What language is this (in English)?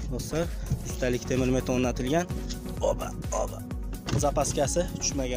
Turkish